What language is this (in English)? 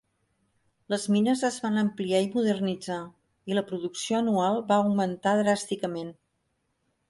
Catalan